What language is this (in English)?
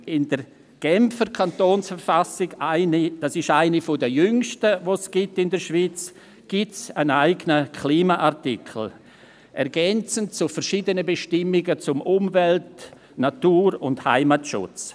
Swiss German